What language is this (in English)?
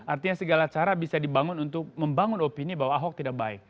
Indonesian